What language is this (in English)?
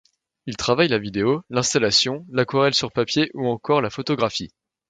French